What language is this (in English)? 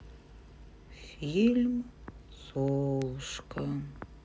Russian